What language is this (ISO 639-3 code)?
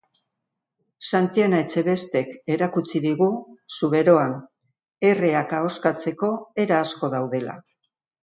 eus